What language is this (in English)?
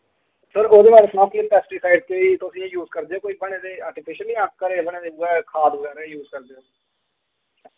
Dogri